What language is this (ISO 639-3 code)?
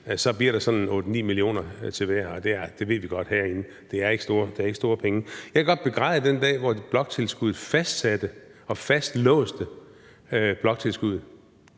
dan